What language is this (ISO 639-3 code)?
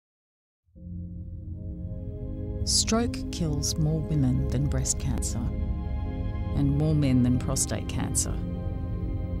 eng